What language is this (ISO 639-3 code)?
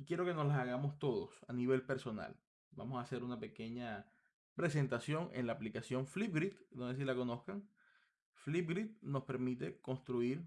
spa